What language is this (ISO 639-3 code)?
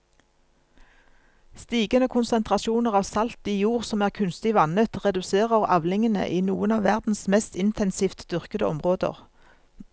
nor